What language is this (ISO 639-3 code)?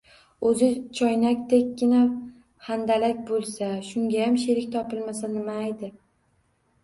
uzb